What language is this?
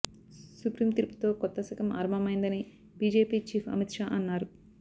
Telugu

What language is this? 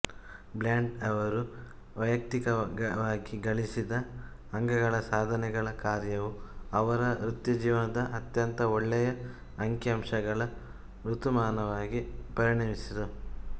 Kannada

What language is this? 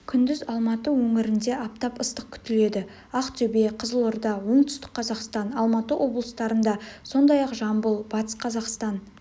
Kazakh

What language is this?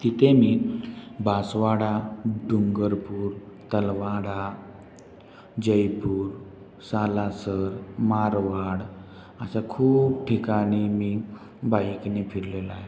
Marathi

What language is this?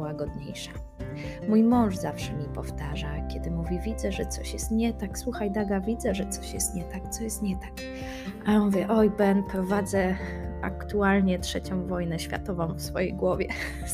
Polish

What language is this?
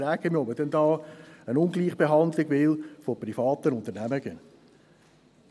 Swiss German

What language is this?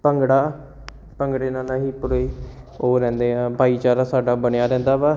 Punjabi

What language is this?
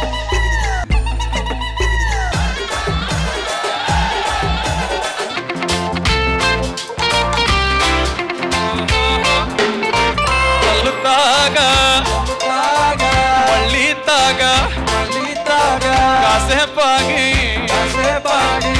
Telugu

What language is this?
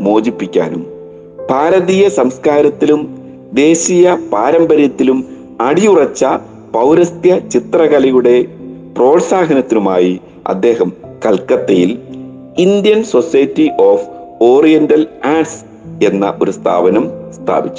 Malayalam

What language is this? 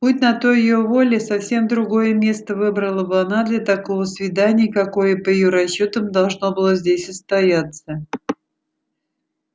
Russian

